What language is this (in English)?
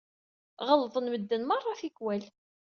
Kabyle